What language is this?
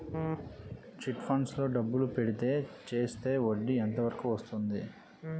Telugu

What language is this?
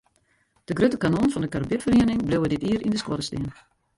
Western Frisian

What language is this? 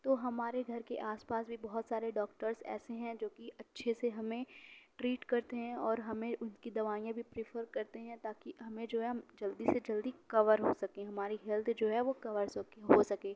Urdu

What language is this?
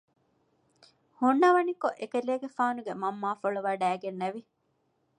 Divehi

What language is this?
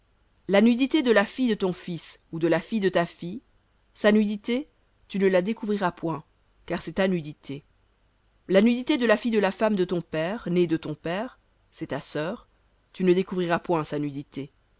French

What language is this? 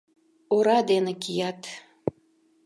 Mari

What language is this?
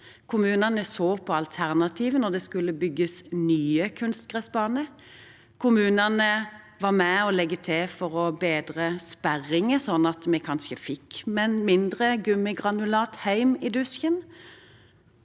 Norwegian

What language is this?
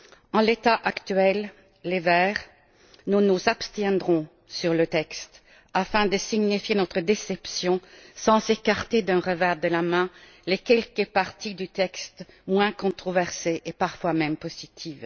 French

